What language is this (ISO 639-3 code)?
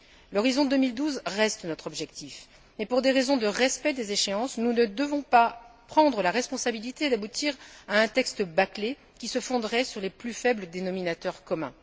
fra